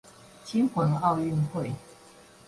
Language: Chinese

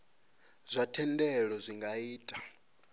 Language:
Venda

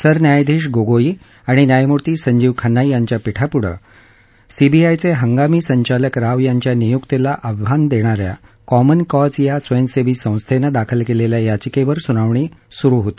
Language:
Marathi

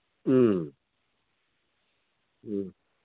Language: Manipuri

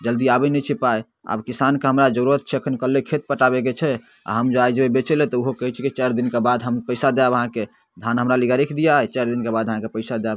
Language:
Maithili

